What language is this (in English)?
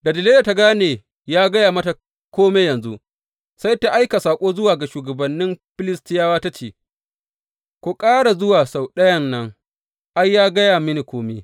Hausa